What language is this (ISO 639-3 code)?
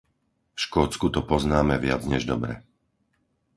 slk